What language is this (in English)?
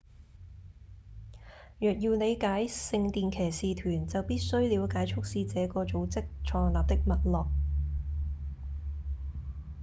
Cantonese